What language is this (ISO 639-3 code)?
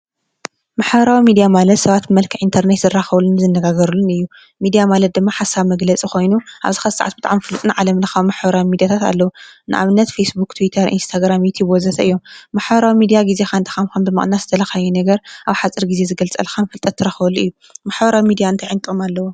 tir